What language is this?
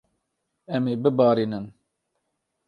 Kurdish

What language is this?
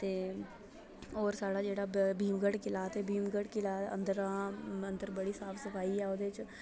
Dogri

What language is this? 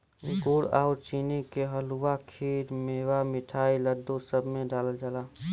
Bhojpuri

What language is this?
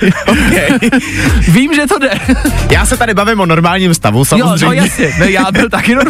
Czech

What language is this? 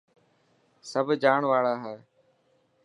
Dhatki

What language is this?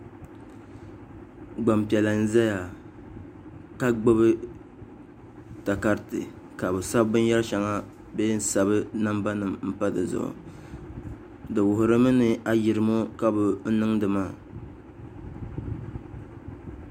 Dagbani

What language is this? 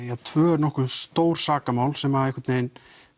Icelandic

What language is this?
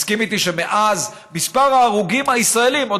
Hebrew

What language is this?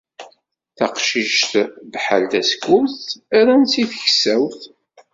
Kabyle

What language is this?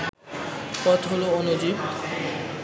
Bangla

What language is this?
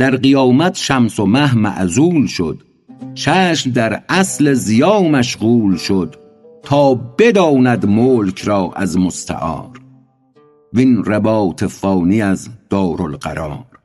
Persian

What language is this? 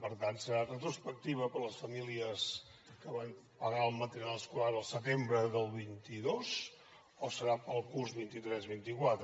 Catalan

